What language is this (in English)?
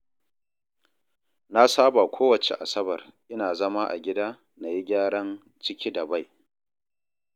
Hausa